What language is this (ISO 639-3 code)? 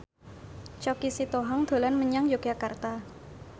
jav